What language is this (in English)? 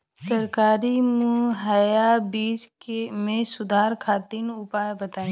Bhojpuri